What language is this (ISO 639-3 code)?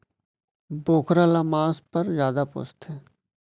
hne